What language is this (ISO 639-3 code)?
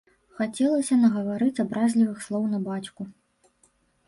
bel